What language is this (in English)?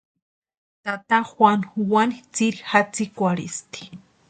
Western Highland Purepecha